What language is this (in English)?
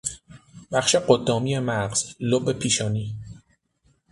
Persian